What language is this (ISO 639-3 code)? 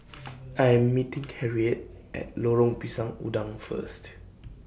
eng